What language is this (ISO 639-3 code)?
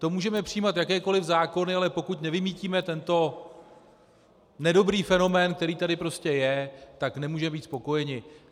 ces